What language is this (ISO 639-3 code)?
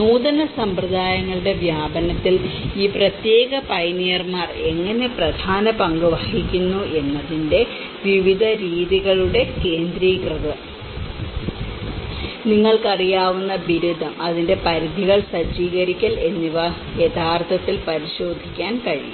mal